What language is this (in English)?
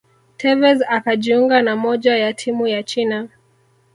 Swahili